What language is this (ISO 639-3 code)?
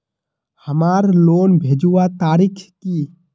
mag